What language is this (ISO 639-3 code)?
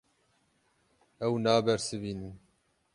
kur